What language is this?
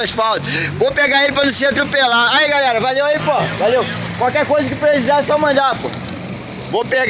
Portuguese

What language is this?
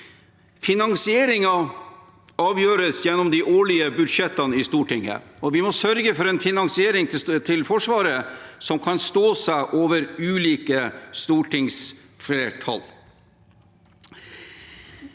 Norwegian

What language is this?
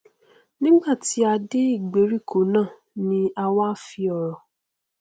Yoruba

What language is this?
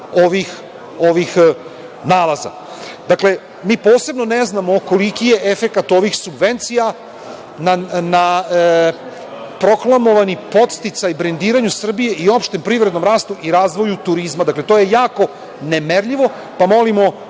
Serbian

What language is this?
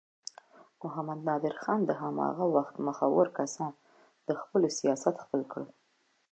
Pashto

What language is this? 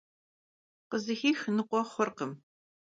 Kabardian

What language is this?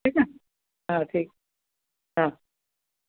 Sindhi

